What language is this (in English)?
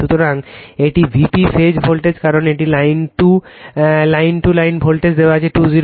Bangla